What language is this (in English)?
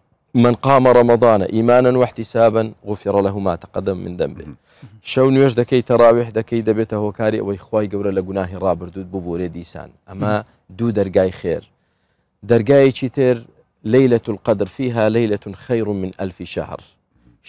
Arabic